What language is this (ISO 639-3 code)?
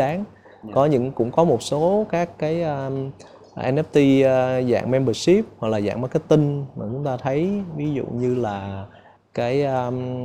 vie